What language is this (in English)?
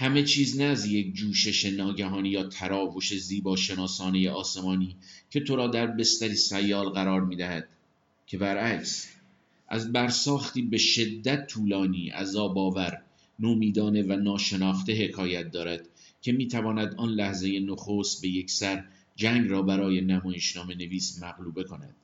Persian